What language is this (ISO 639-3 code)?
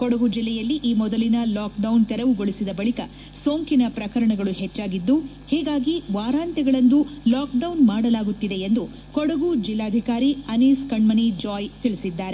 kan